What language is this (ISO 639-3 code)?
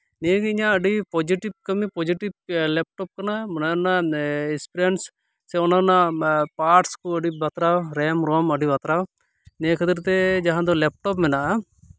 sat